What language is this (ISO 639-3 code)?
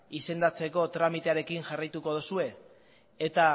eus